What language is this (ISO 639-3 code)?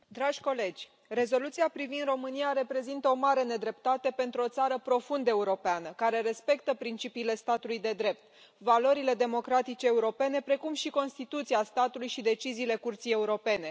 ron